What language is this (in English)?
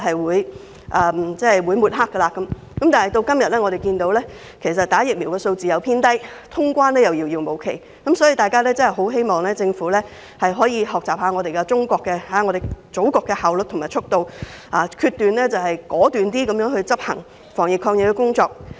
Cantonese